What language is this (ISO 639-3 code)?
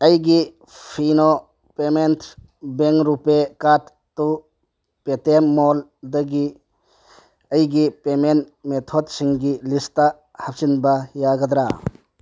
mni